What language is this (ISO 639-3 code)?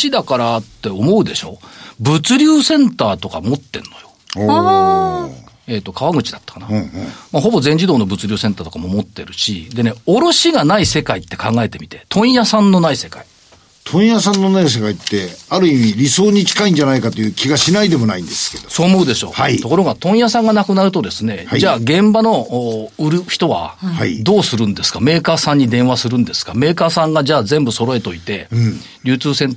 jpn